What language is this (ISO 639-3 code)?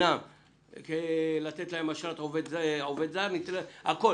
heb